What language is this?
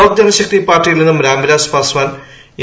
Malayalam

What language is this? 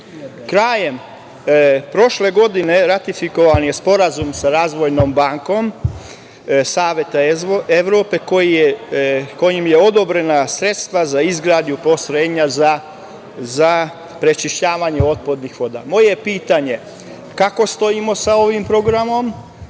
Serbian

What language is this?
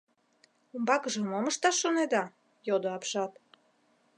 Mari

